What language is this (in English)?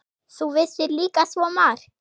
Icelandic